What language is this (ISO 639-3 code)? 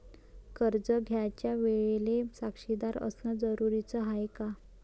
mar